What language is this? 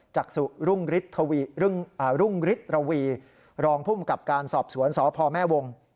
Thai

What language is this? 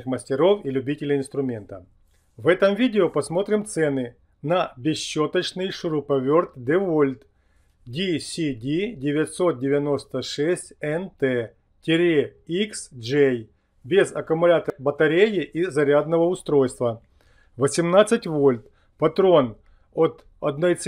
Russian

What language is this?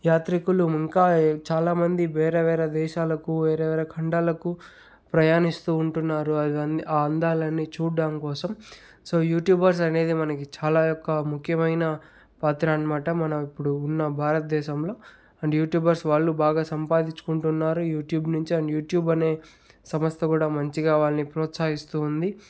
Telugu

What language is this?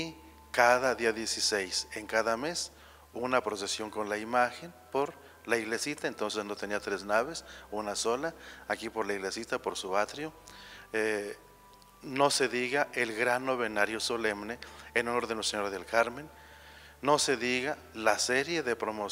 Spanish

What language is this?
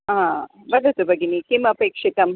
Sanskrit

